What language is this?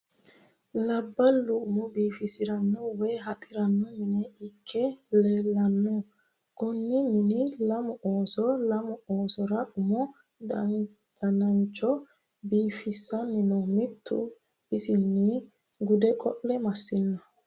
Sidamo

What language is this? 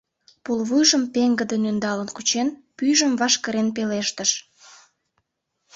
Mari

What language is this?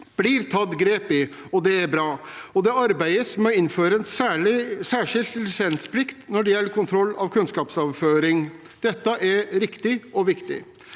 Norwegian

